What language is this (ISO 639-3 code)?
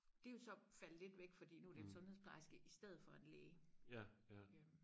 dan